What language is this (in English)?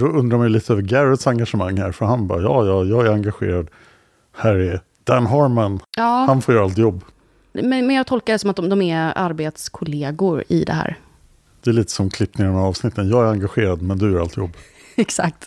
Swedish